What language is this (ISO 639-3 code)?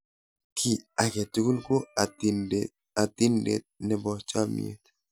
kln